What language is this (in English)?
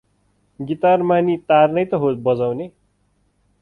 Nepali